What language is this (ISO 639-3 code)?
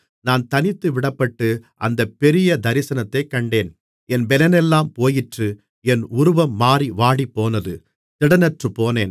tam